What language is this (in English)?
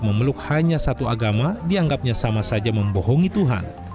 Indonesian